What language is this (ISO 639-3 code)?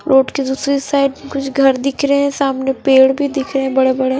hin